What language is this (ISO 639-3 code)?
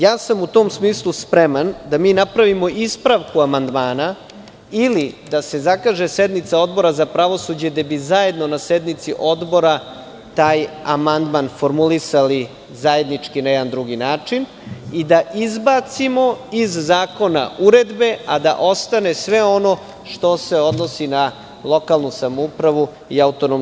srp